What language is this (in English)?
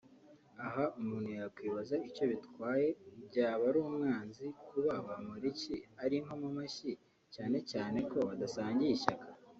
Kinyarwanda